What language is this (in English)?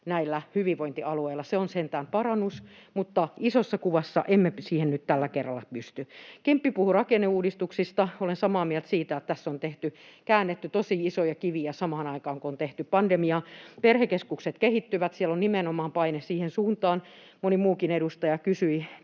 Finnish